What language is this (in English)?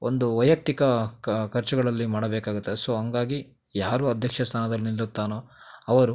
Kannada